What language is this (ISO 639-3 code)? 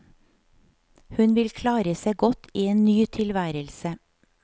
nor